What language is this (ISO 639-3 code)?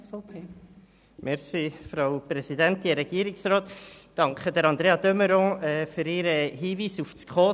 gsw